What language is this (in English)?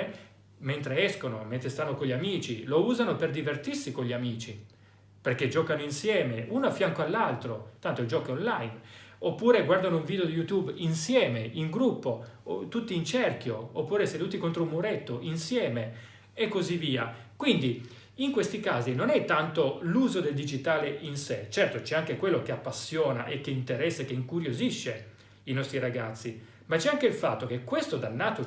Italian